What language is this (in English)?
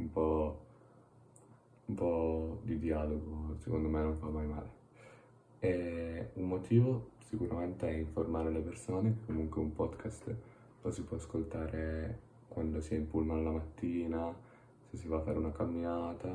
Italian